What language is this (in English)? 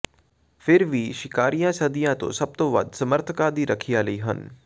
Punjabi